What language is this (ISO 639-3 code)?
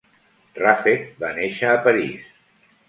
cat